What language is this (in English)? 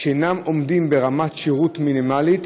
Hebrew